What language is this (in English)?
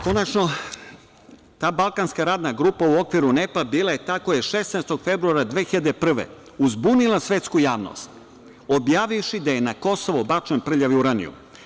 Serbian